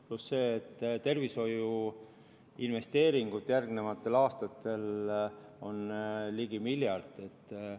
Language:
Estonian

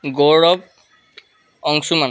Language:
Assamese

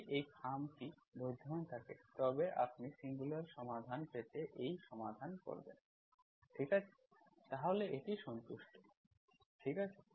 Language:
Bangla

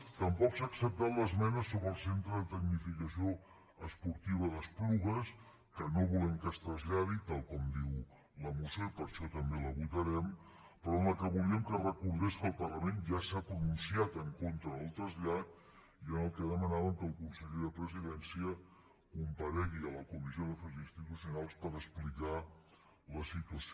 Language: Catalan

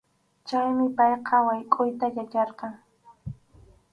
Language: Arequipa-La Unión Quechua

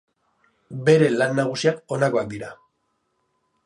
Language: Basque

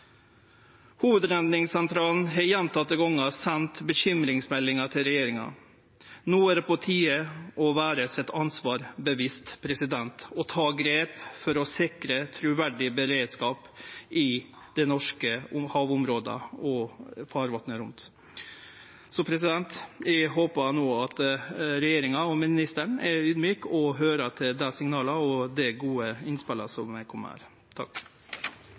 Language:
Norwegian Nynorsk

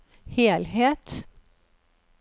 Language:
Norwegian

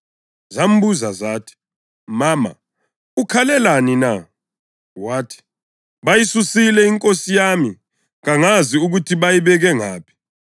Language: North Ndebele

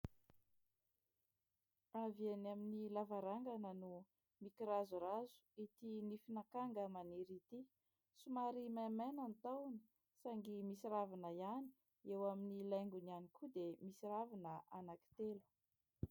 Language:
Malagasy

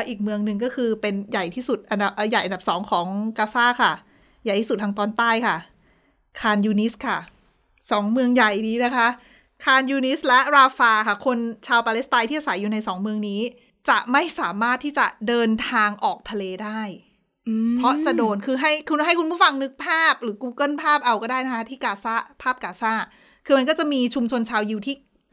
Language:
Thai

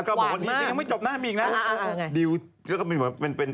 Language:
Thai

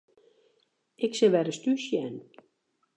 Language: Western Frisian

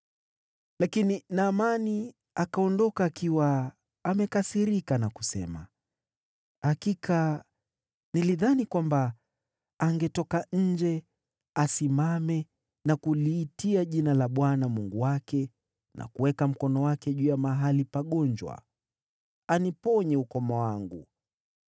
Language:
Swahili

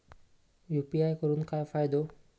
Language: Marathi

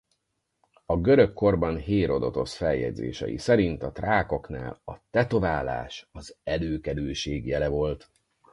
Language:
Hungarian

